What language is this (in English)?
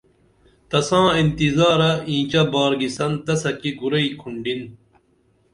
Dameli